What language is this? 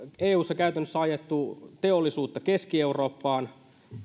Finnish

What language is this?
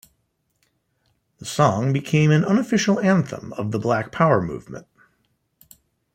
English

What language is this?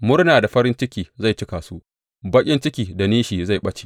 Hausa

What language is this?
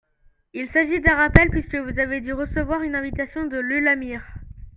French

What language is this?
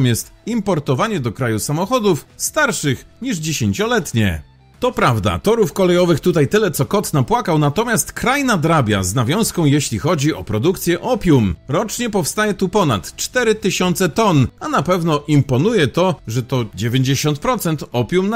Polish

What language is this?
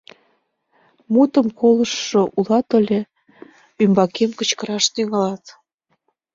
Mari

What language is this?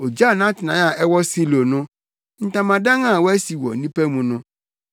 Akan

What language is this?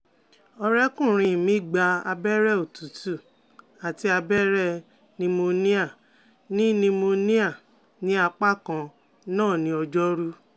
Yoruba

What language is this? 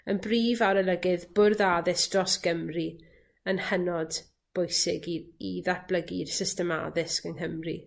Welsh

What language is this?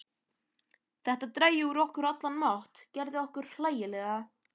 Icelandic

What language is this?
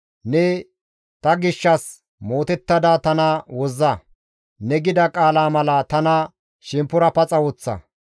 Gamo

